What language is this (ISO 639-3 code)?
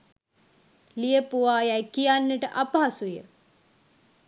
sin